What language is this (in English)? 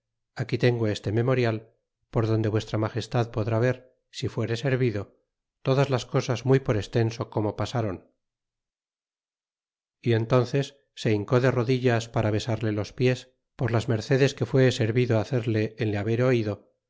Spanish